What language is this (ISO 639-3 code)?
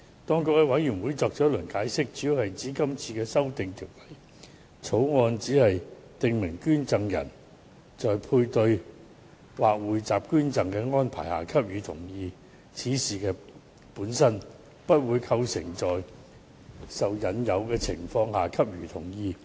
yue